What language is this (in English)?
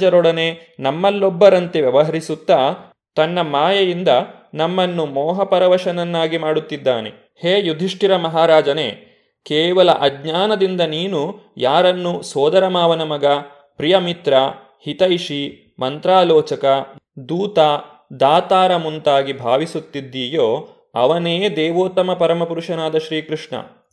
Kannada